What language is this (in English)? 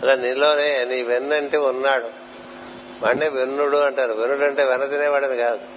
Telugu